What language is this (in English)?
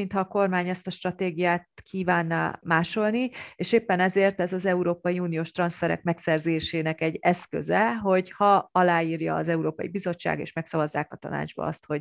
Hungarian